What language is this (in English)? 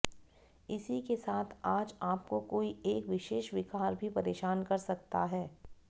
Hindi